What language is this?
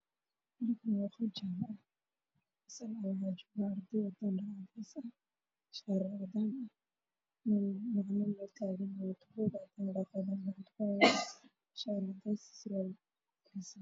Somali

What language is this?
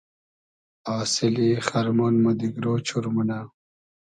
Hazaragi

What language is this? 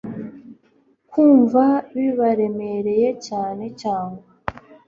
Kinyarwanda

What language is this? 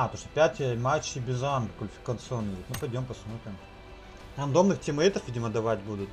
Russian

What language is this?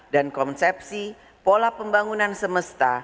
Indonesian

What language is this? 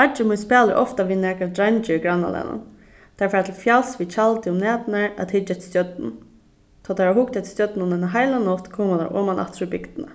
Faroese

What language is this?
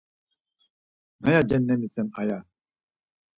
Laz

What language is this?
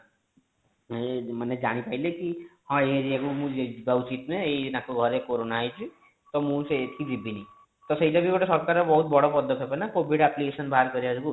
Odia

